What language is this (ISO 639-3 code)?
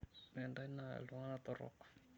mas